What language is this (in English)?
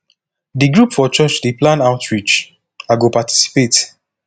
Nigerian Pidgin